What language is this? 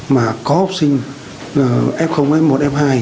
Vietnamese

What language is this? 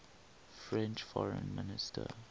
English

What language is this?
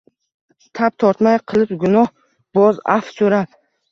Uzbek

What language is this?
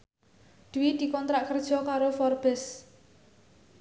Javanese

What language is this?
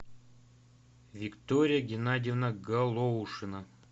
Russian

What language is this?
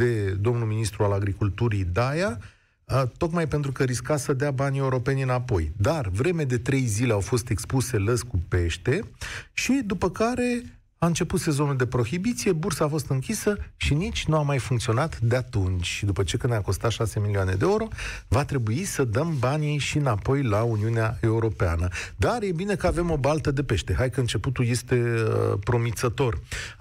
Romanian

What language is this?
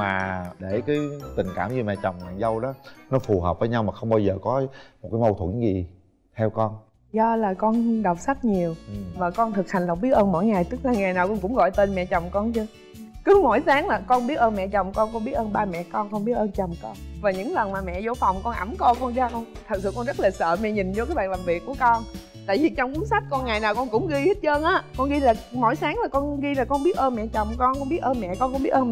Vietnamese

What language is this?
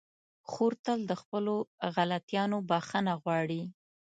Pashto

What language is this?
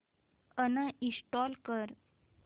Marathi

